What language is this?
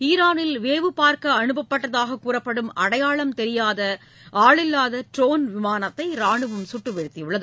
Tamil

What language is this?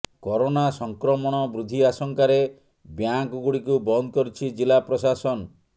Odia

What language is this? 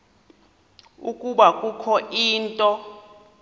Xhosa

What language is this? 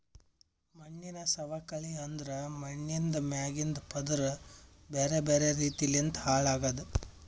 Kannada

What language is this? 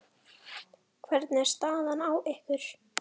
Icelandic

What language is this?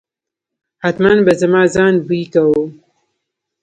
Pashto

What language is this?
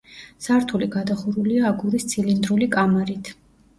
Georgian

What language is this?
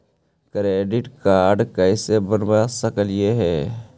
Magahi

